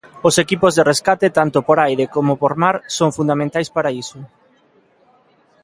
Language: Galician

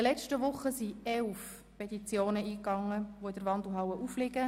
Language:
Swiss German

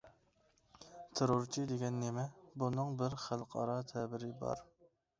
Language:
Uyghur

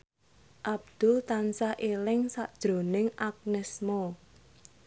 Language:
Javanese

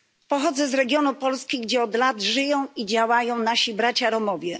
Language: Polish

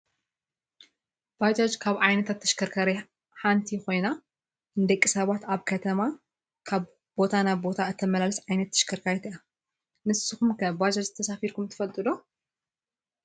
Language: Tigrinya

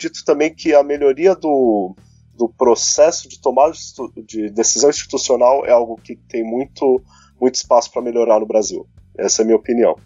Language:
Portuguese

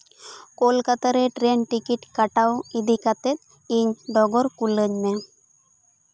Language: Santali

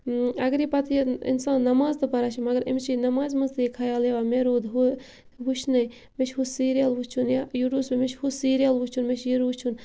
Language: Kashmiri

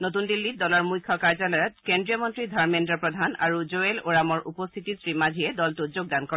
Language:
Assamese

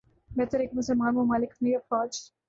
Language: Urdu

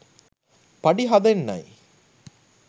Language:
Sinhala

